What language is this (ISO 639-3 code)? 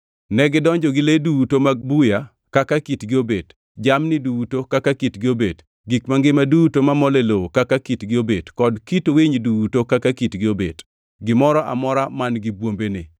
luo